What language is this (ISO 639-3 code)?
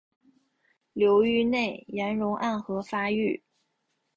zho